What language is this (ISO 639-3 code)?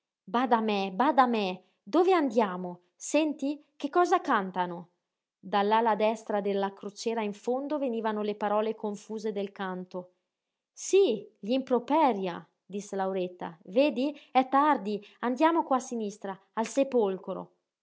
ita